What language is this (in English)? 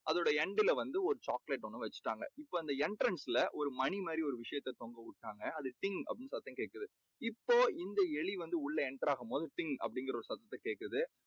Tamil